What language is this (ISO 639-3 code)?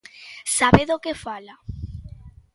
glg